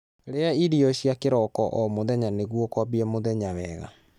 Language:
Kikuyu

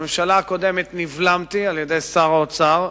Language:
Hebrew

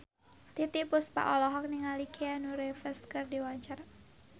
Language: Sundanese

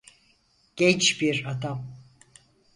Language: Turkish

